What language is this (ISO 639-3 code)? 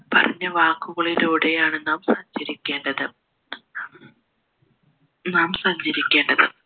mal